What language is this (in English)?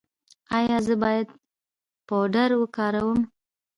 Pashto